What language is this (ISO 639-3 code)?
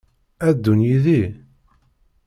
kab